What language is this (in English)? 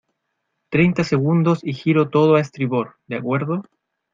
Spanish